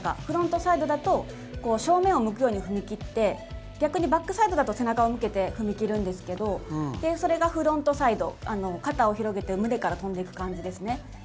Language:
Japanese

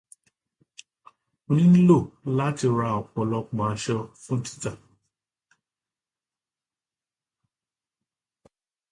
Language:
Yoruba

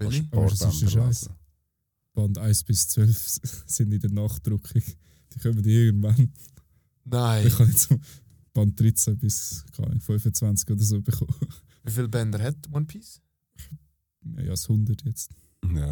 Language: German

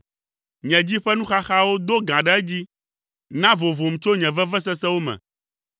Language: Ewe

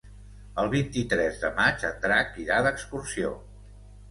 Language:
Catalan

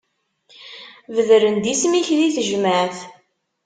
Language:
Kabyle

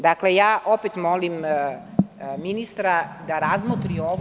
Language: Serbian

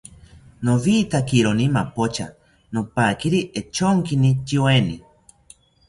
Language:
South Ucayali Ashéninka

